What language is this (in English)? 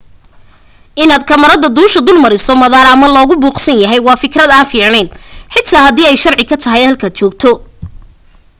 Somali